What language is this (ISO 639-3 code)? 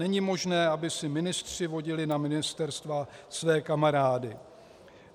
ces